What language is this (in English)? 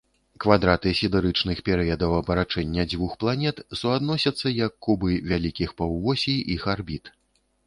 Belarusian